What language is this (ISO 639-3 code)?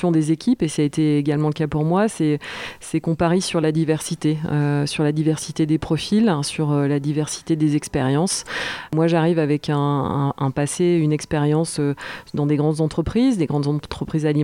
fra